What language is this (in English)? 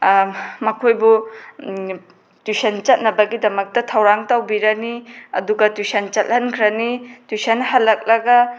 Manipuri